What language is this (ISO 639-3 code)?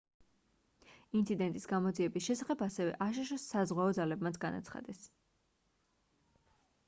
kat